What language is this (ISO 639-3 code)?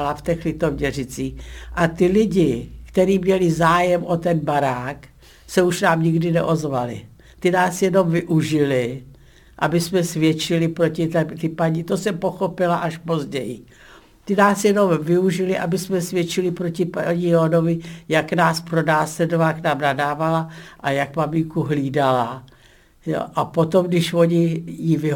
ces